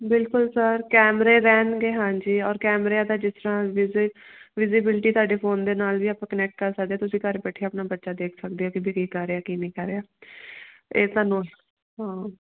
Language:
Punjabi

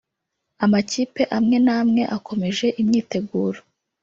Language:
Kinyarwanda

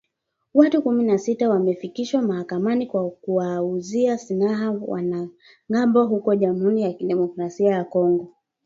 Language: Swahili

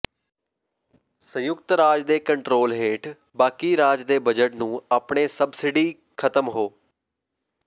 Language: Punjabi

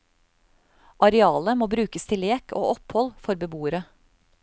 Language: Norwegian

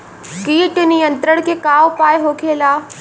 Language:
Bhojpuri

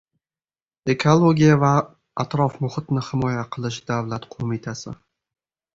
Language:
Uzbek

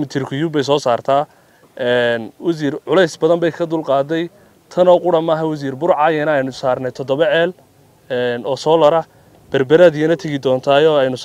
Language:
Arabic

